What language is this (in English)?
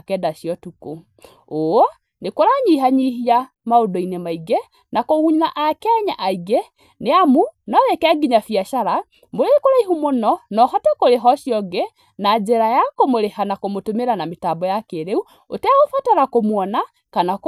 Kikuyu